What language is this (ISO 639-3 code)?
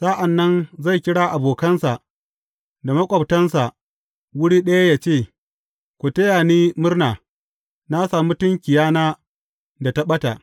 hau